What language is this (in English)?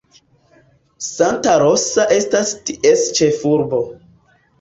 Esperanto